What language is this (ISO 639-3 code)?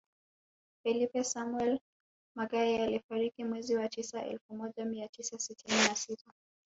swa